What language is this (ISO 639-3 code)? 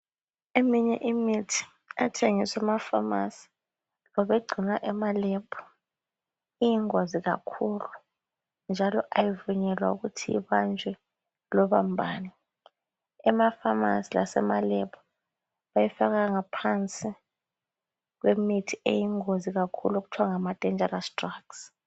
nde